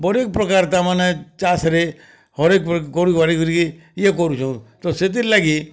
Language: Odia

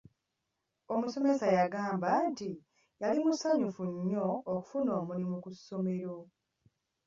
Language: Ganda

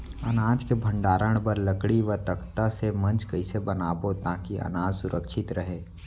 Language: Chhattisgarhi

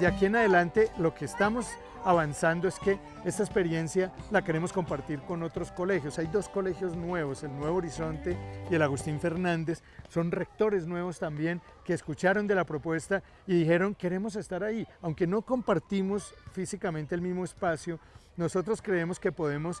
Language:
Spanish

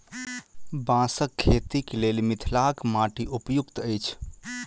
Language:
Maithili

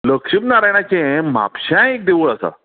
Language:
Konkani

